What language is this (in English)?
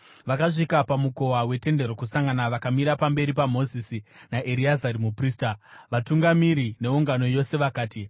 Shona